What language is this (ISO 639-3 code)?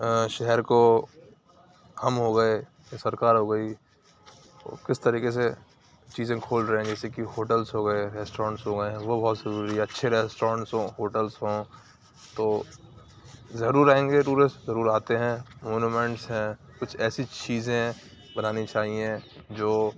urd